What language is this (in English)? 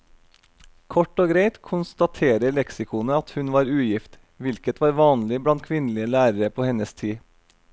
Norwegian